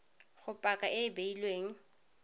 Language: Tswana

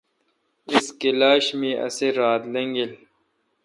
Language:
Kalkoti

